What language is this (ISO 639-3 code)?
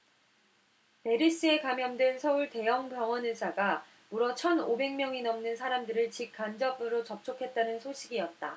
kor